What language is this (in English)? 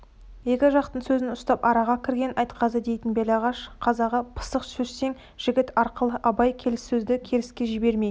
Kazakh